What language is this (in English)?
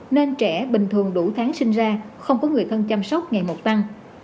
Vietnamese